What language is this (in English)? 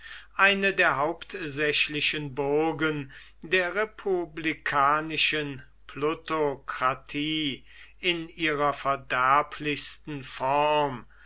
German